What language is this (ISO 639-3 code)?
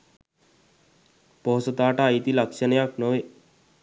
sin